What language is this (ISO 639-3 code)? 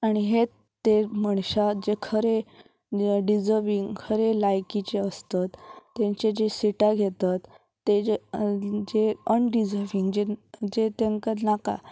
kok